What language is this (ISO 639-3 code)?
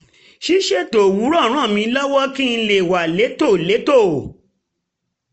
yor